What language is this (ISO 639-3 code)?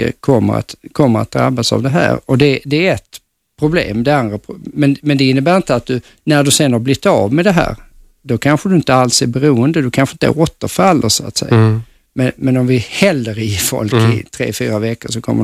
swe